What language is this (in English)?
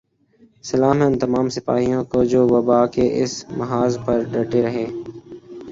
Urdu